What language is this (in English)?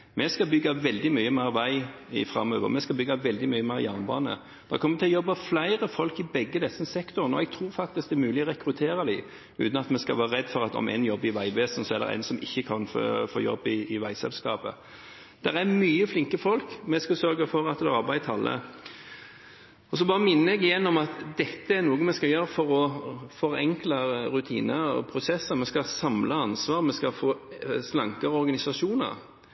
Norwegian Bokmål